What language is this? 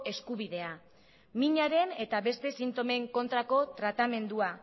Basque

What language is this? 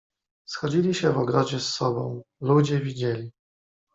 Polish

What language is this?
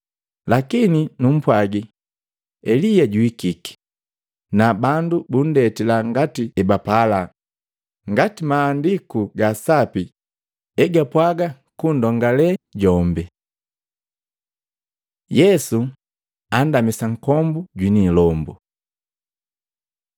Matengo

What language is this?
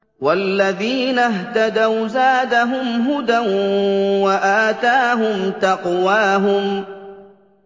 Arabic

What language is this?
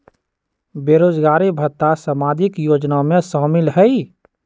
Magahi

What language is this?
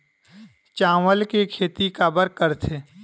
Chhattisgarhi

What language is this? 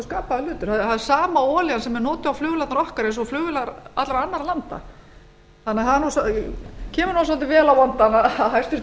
Icelandic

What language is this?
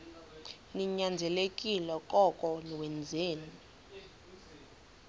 Xhosa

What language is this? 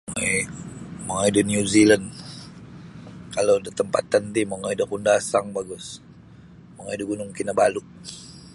Sabah Bisaya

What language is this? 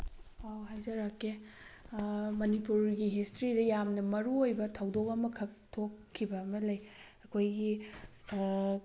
Manipuri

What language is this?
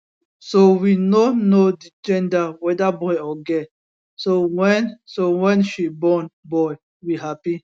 Nigerian Pidgin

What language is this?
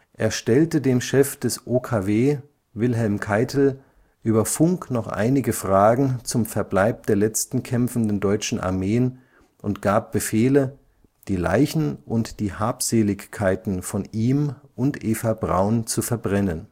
German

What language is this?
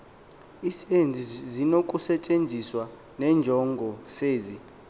Xhosa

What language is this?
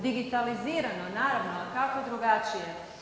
Croatian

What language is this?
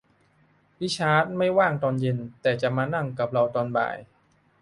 Thai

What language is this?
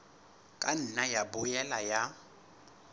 Southern Sotho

